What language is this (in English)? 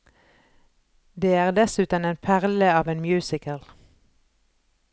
Norwegian